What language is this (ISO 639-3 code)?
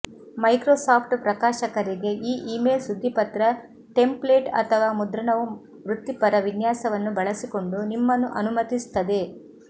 kan